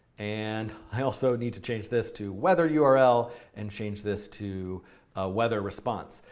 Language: English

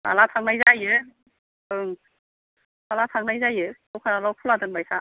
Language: Bodo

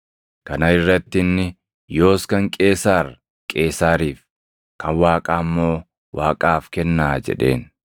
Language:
Oromo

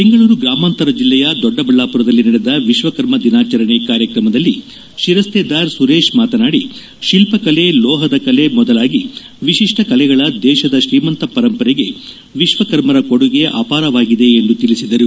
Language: Kannada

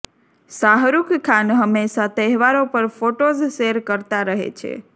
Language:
Gujarati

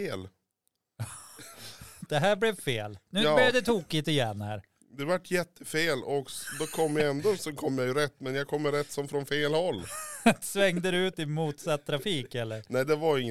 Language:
Swedish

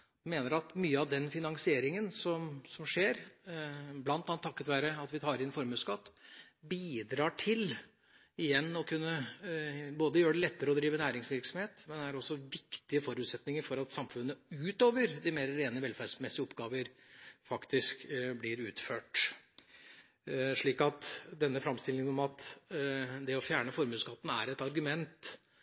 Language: Norwegian Bokmål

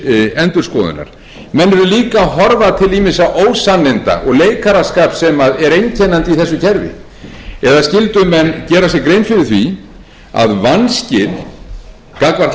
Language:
Icelandic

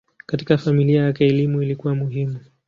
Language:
Swahili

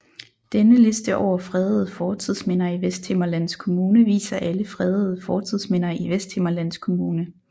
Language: Danish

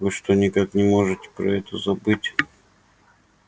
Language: Russian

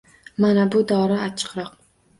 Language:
Uzbek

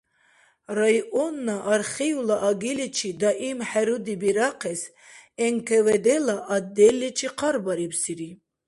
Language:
Dargwa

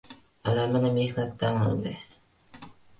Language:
Uzbek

